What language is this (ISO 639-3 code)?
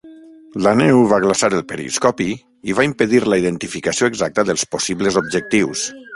cat